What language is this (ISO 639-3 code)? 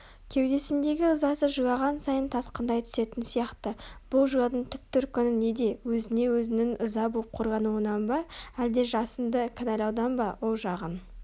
kaz